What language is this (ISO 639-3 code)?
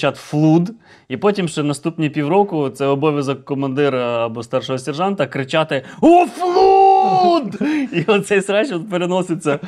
ukr